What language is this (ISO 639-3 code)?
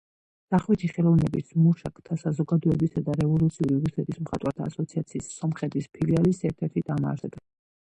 kat